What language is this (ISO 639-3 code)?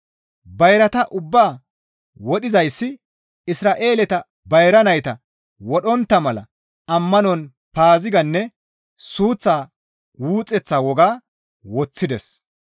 gmv